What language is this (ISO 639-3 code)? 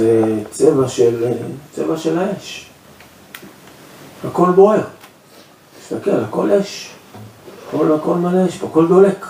heb